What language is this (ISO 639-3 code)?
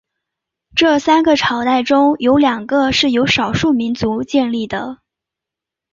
zho